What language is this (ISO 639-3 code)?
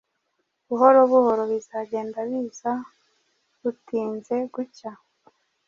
kin